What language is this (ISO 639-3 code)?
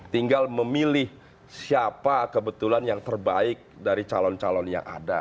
ind